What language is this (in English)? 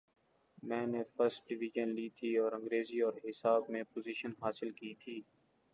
Urdu